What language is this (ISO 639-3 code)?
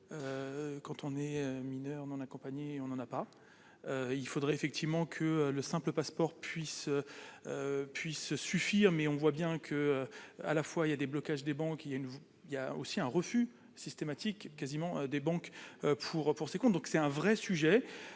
fra